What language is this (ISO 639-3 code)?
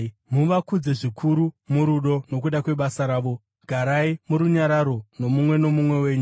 sna